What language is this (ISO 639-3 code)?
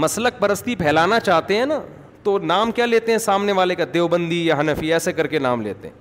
urd